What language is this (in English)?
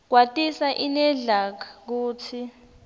Swati